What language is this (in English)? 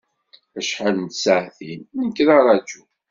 Kabyle